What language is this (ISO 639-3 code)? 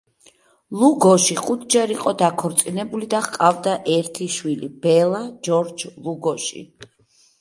kat